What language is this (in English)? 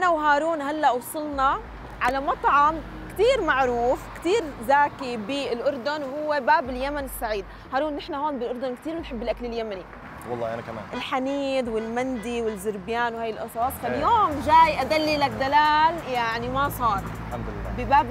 Arabic